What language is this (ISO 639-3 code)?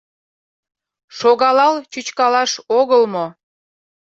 chm